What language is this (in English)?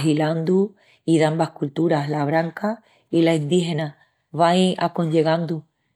Extremaduran